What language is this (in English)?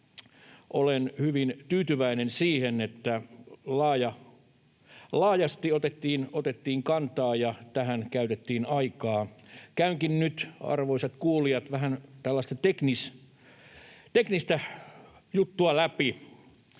Finnish